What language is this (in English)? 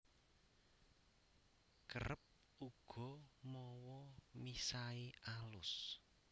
Javanese